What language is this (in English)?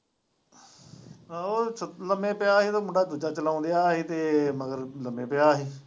Punjabi